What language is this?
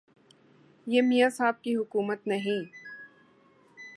Urdu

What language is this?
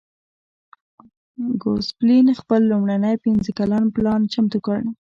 Pashto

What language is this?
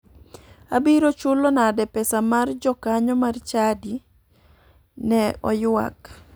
Luo (Kenya and Tanzania)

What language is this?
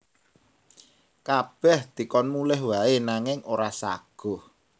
Javanese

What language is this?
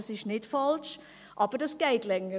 Swiss German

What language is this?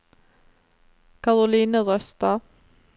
Norwegian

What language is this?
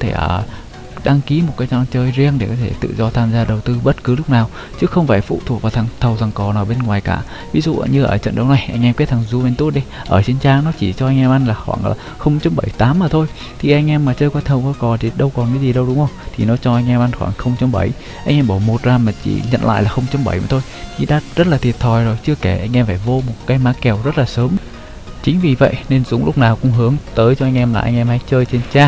Vietnamese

